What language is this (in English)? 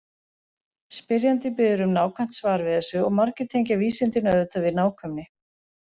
Icelandic